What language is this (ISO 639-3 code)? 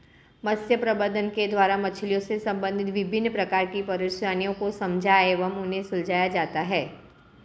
hin